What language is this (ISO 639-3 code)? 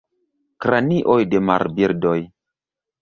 epo